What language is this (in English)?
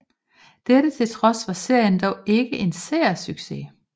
Danish